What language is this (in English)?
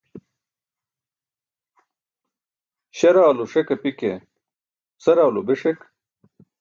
Burushaski